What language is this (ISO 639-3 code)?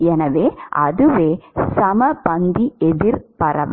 tam